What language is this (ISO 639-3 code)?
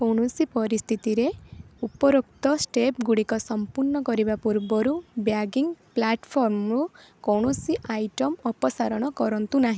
ori